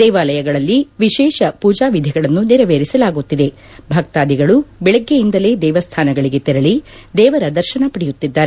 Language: Kannada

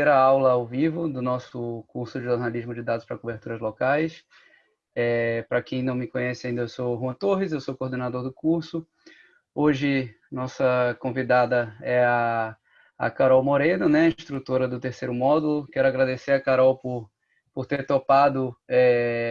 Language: Portuguese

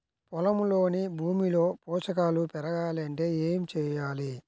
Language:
Telugu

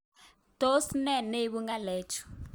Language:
Kalenjin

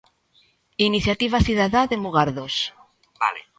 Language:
Galician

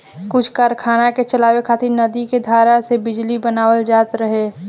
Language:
Bhojpuri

